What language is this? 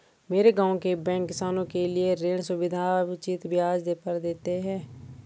Hindi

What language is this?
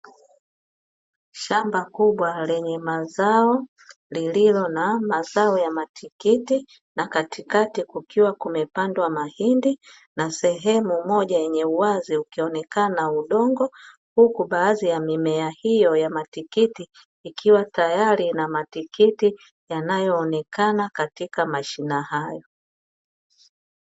Swahili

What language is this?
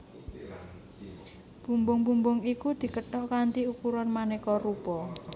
Javanese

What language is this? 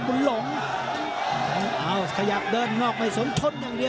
Thai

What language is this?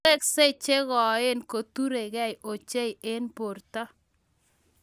Kalenjin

